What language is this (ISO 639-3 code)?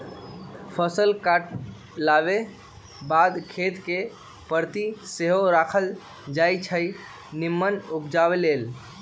mag